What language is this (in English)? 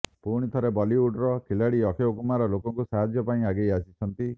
Odia